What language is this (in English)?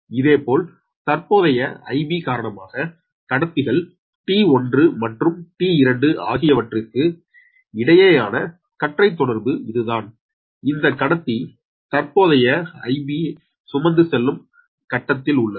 Tamil